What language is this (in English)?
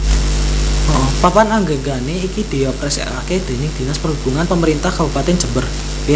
Javanese